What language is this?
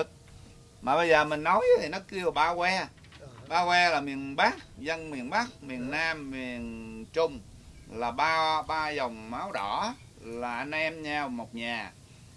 Vietnamese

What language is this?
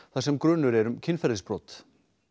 Icelandic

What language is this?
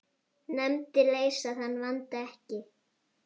Icelandic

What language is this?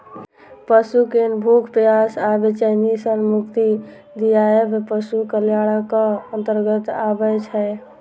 Maithili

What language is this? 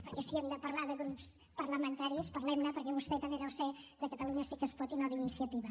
Catalan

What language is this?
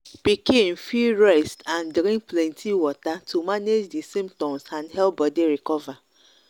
Nigerian Pidgin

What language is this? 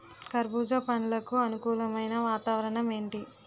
Telugu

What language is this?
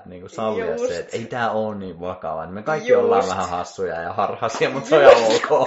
Finnish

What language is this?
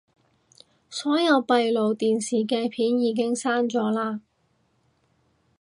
Cantonese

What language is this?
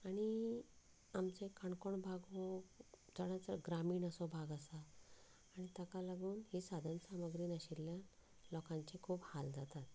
Konkani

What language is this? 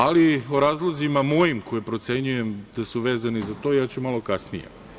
Serbian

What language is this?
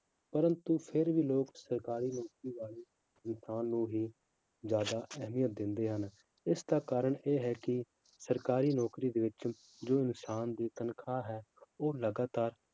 Punjabi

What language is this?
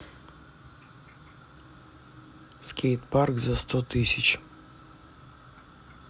Russian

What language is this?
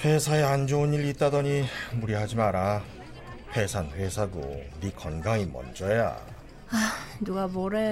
Korean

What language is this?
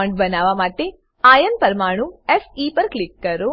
Gujarati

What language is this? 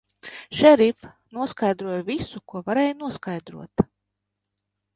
Latvian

